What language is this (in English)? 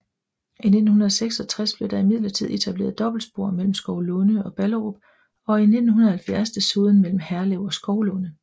Danish